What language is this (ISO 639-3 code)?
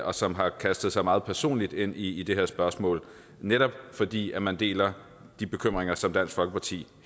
dan